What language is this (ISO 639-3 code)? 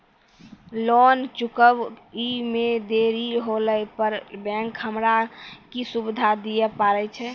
mai